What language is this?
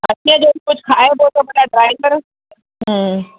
Sindhi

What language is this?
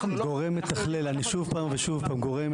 Hebrew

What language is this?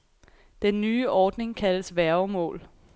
Danish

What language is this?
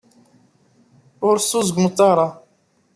Kabyle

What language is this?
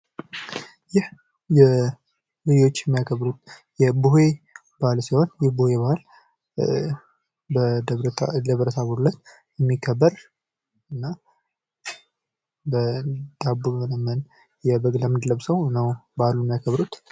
Amharic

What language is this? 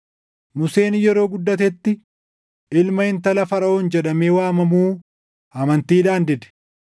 Oromo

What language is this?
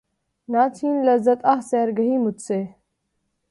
Urdu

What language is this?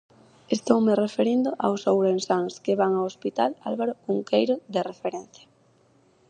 Galician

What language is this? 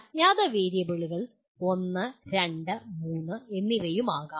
Malayalam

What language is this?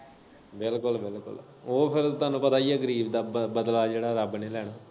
Punjabi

